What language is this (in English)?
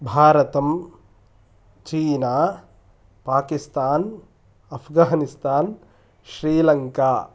Sanskrit